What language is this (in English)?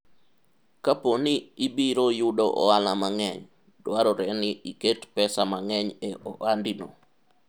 Luo (Kenya and Tanzania)